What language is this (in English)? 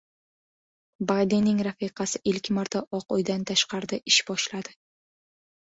Uzbek